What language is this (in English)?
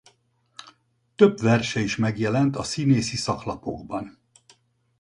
Hungarian